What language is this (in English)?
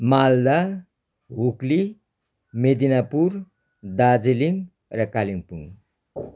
Nepali